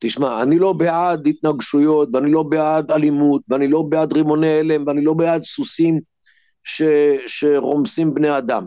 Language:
Hebrew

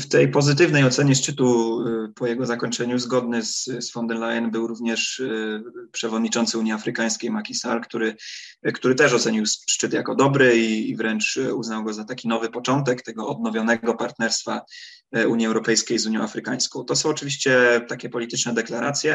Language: Polish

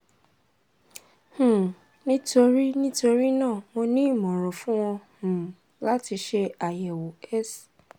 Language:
Yoruba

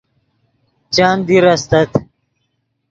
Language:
Yidgha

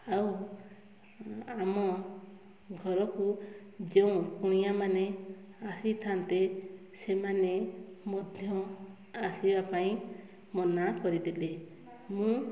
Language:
Odia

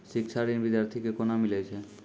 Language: Maithili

